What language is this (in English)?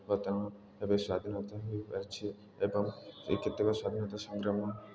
Odia